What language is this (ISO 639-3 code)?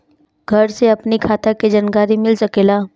bho